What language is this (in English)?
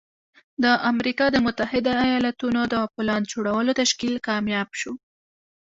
Pashto